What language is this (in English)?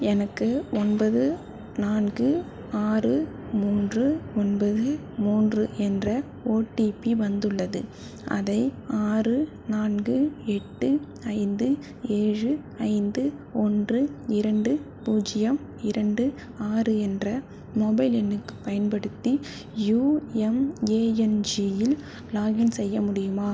Tamil